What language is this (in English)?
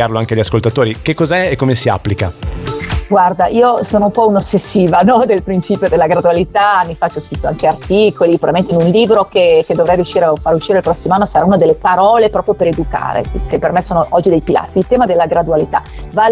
Italian